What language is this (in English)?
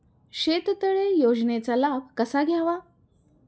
Marathi